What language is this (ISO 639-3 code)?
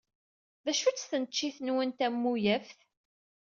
kab